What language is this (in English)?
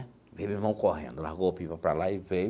Portuguese